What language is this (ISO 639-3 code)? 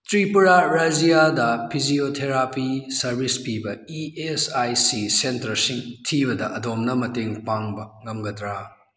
mni